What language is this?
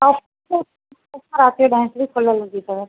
Sindhi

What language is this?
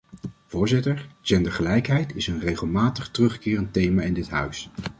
Dutch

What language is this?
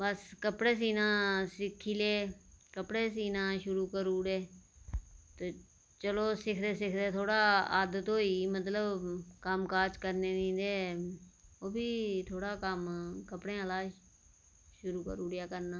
Dogri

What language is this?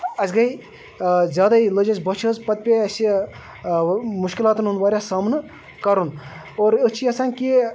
Kashmiri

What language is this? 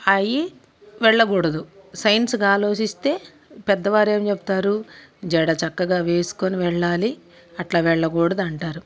Telugu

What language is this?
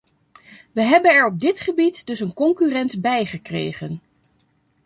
Dutch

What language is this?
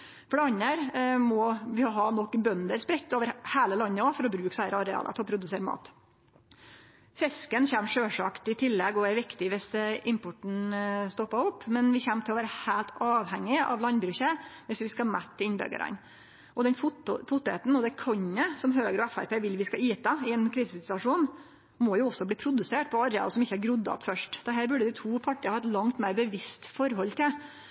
Norwegian Nynorsk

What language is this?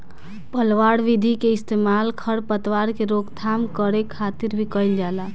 Bhojpuri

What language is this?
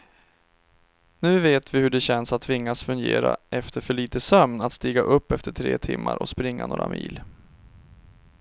Swedish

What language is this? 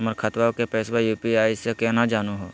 Magahi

